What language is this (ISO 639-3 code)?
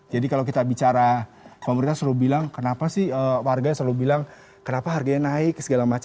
ind